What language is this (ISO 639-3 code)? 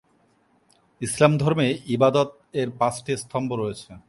ben